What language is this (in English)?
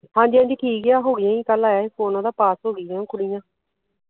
Punjabi